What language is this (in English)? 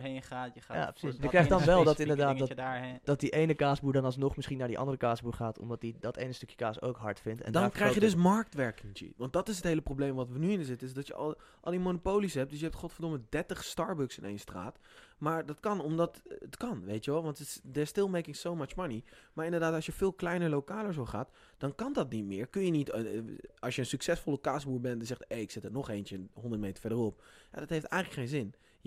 Dutch